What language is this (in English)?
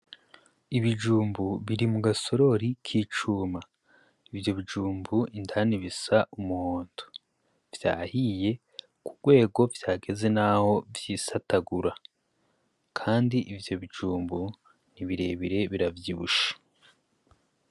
Rundi